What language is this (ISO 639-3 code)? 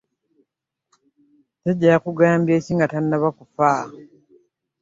lug